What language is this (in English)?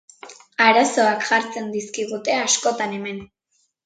Basque